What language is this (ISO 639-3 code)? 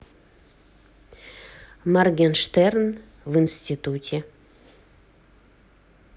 rus